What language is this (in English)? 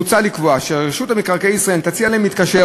Hebrew